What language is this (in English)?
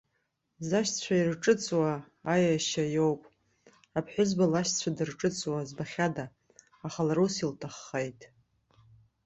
Abkhazian